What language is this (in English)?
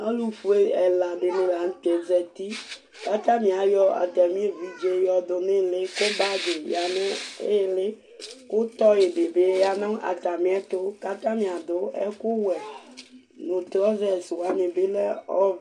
Ikposo